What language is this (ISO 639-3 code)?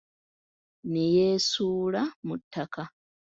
lug